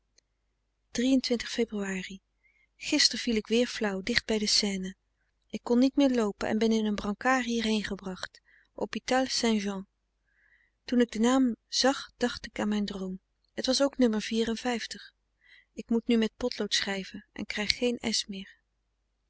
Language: Dutch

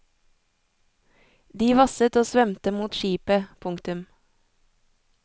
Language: Norwegian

